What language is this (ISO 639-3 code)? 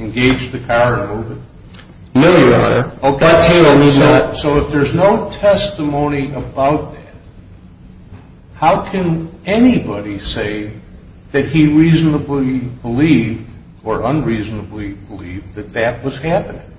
eng